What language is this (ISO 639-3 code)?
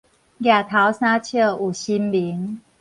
nan